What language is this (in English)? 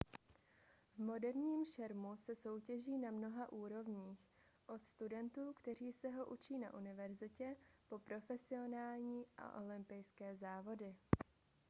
Czech